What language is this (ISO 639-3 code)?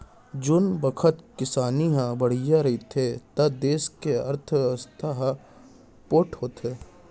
hne